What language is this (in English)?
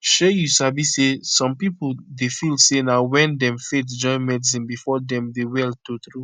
Nigerian Pidgin